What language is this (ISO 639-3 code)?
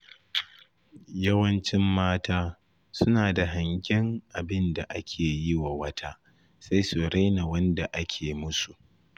hau